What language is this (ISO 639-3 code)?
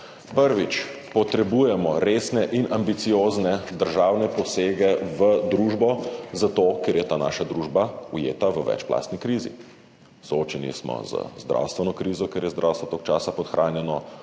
slv